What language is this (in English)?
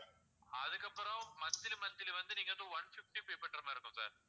Tamil